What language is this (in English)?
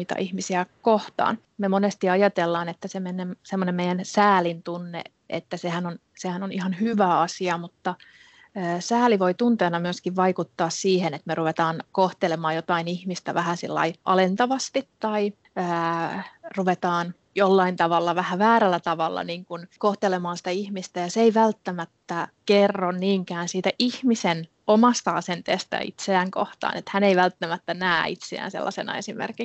Finnish